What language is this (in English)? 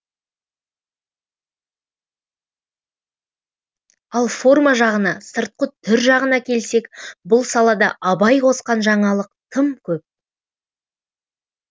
Kazakh